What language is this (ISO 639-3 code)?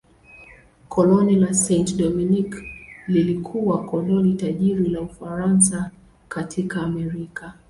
swa